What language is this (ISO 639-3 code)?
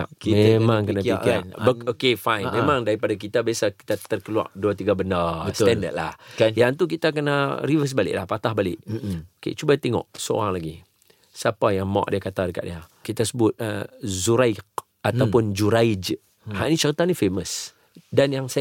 msa